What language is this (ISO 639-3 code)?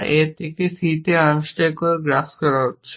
ben